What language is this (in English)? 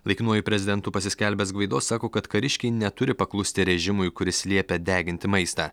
Lithuanian